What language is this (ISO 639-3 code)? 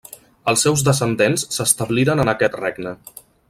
cat